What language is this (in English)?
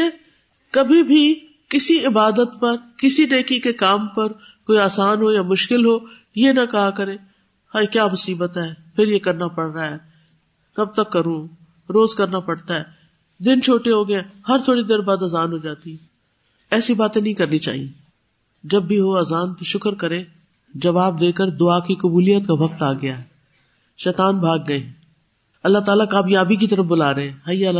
Urdu